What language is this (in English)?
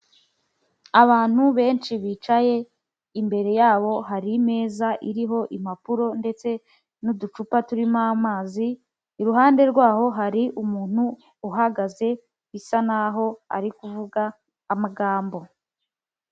Kinyarwanda